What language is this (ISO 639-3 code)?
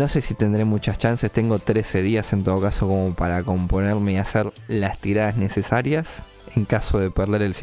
spa